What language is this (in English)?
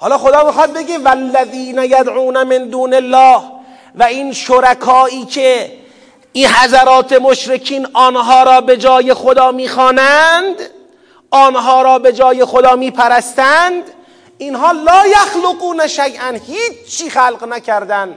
Persian